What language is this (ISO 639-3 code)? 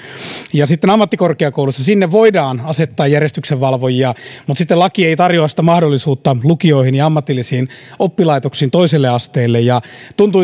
fin